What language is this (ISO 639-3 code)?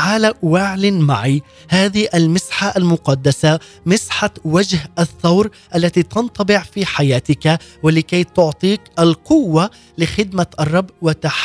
ara